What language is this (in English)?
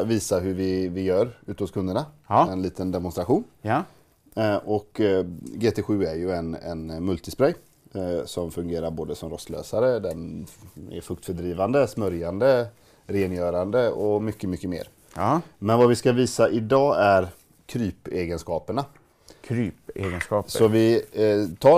Swedish